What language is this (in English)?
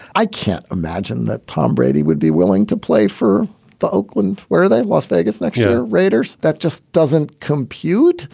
English